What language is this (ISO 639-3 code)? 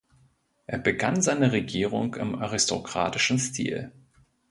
deu